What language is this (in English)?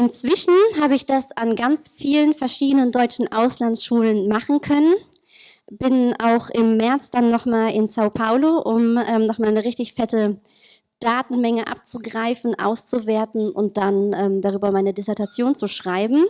German